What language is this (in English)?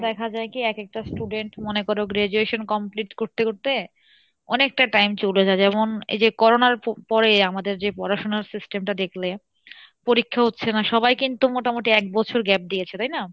Bangla